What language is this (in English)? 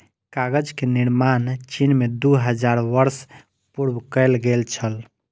Maithili